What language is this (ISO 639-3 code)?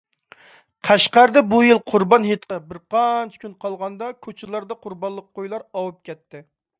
uig